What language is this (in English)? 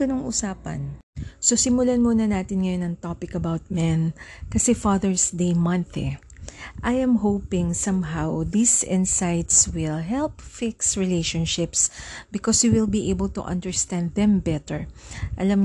Filipino